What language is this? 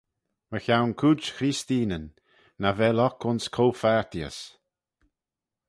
Manx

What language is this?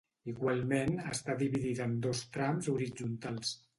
Catalan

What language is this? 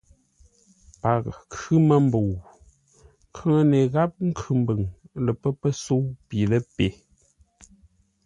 Ngombale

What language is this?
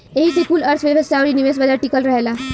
Bhojpuri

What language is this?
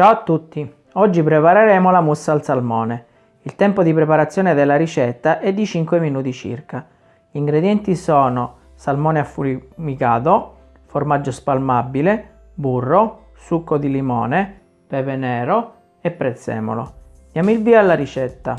Italian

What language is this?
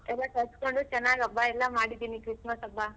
Kannada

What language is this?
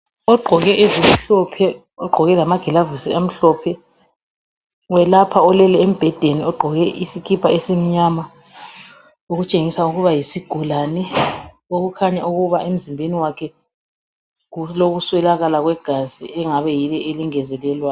North Ndebele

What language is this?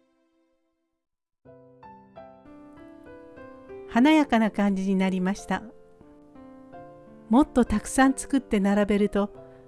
Japanese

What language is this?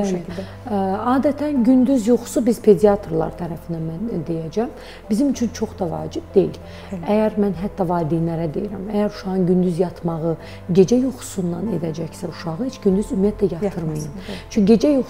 Turkish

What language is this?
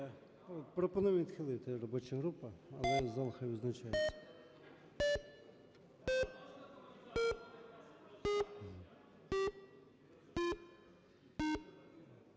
Ukrainian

